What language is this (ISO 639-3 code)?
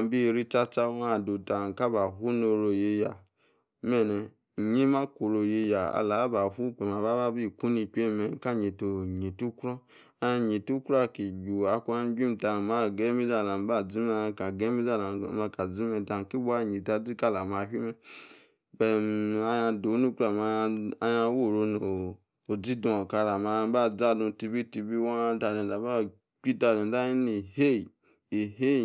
ekr